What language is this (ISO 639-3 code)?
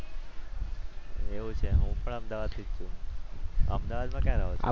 guj